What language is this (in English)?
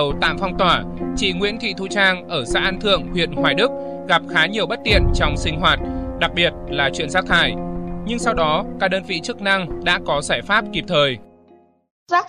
Vietnamese